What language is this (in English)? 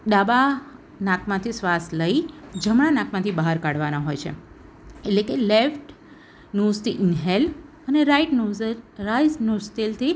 Gujarati